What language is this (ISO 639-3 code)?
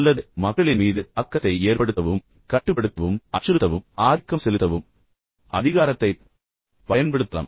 tam